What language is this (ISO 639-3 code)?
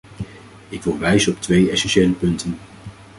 nld